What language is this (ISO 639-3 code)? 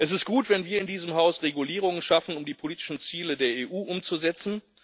deu